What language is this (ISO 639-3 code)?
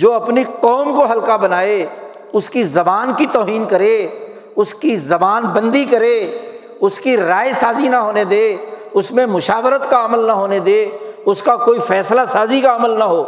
urd